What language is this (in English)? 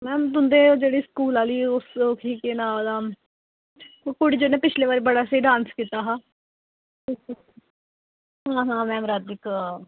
Dogri